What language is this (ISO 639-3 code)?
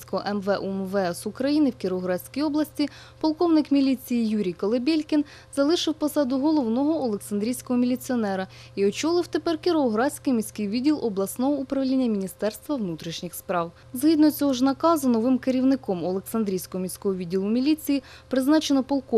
ukr